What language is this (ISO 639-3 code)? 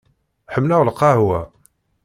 kab